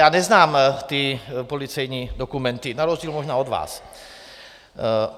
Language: Czech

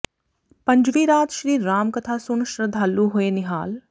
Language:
Punjabi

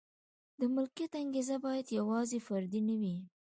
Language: Pashto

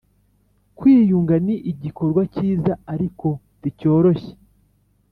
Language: Kinyarwanda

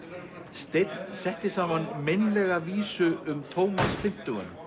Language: Icelandic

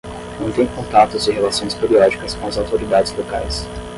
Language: Portuguese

